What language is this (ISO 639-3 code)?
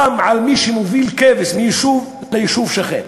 heb